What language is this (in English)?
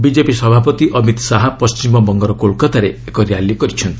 Odia